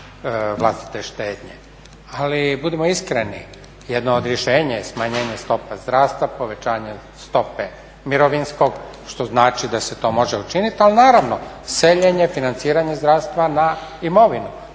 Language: Croatian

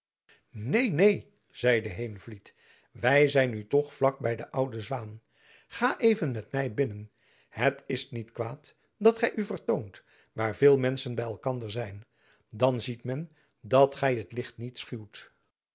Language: Dutch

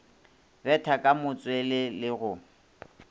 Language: Northern Sotho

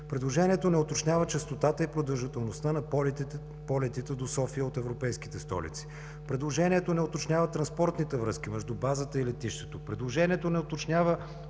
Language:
Bulgarian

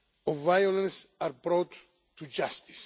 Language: English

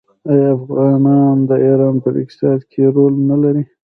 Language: Pashto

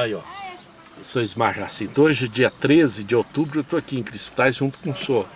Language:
Portuguese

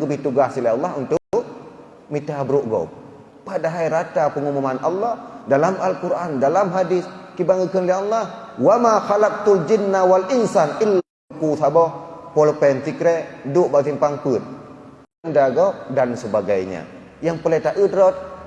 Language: Malay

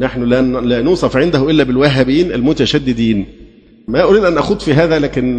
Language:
Arabic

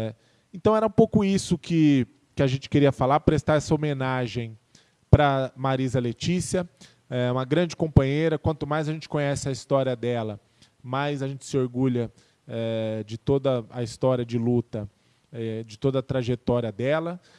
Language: Portuguese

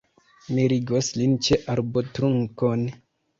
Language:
Esperanto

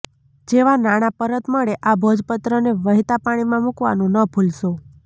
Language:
Gujarati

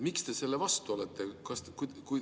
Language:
Estonian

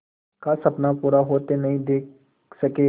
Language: Hindi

